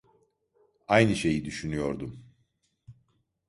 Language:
Turkish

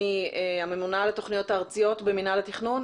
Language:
Hebrew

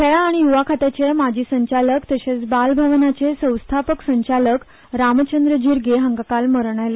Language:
Konkani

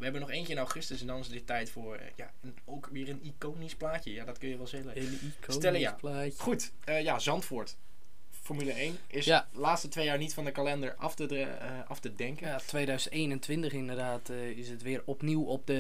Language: Dutch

